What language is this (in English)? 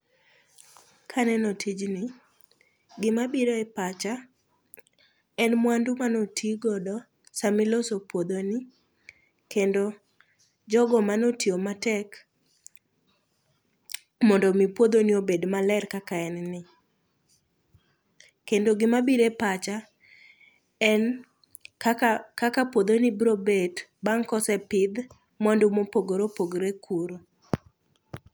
Luo (Kenya and Tanzania)